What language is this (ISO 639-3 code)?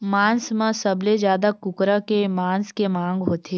hne